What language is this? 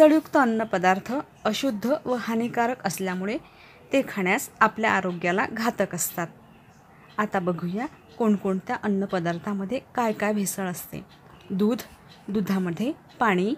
Marathi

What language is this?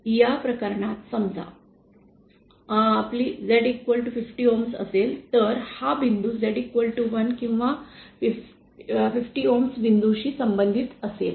Marathi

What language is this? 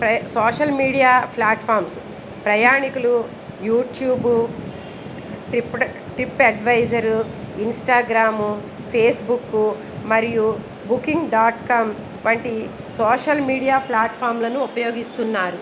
Telugu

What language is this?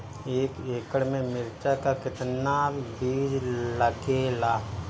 Bhojpuri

